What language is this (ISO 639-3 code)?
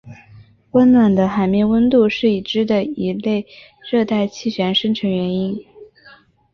zho